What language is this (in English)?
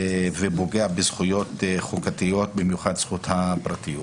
Hebrew